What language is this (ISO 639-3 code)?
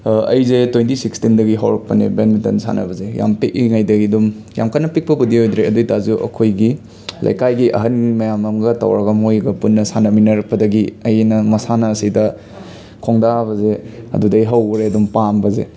mni